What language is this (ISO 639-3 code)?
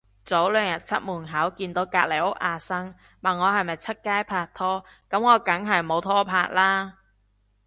yue